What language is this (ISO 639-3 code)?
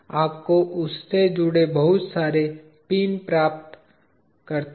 hin